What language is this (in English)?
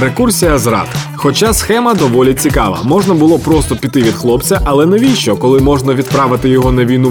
Ukrainian